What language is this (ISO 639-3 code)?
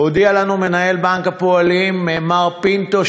heb